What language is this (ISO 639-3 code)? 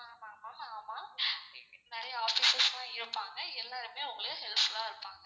tam